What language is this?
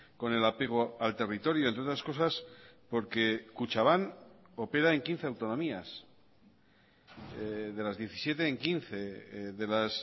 Spanish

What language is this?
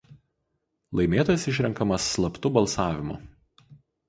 Lithuanian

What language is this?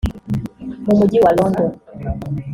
Kinyarwanda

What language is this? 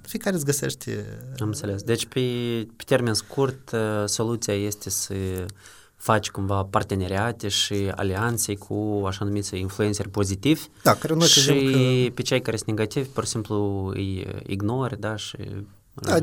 Romanian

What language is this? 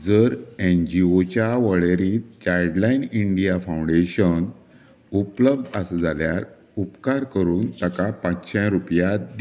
Konkani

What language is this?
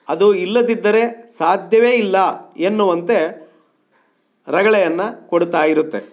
Kannada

